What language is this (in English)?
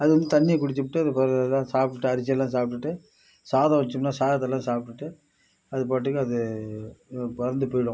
Tamil